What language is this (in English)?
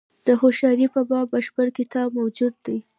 Pashto